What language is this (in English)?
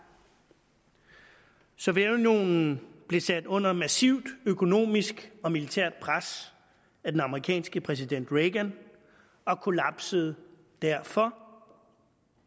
Danish